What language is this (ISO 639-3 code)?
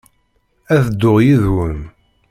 kab